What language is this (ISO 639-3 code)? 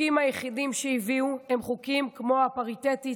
heb